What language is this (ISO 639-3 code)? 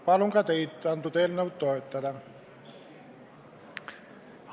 est